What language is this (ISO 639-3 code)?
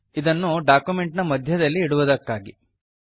kan